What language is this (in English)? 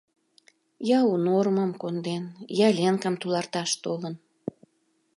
Mari